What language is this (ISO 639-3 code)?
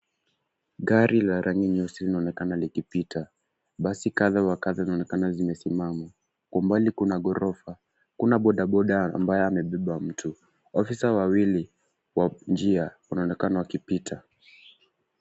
swa